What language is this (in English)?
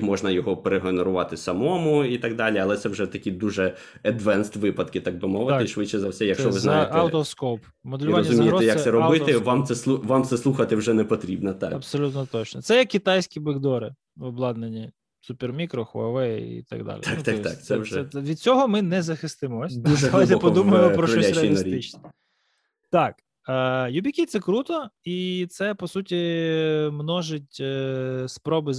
Ukrainian